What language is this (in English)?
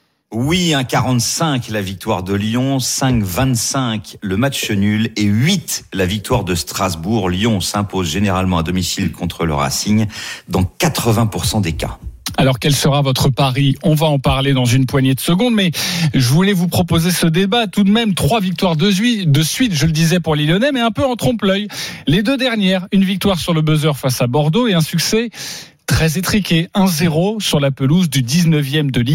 French